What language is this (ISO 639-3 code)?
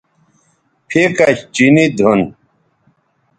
btv